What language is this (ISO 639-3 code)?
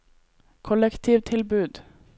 nor